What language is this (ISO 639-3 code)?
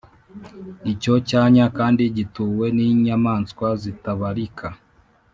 kin